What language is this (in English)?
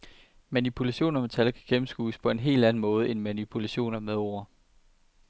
Danish